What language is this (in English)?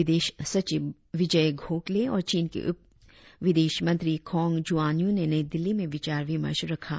Hindi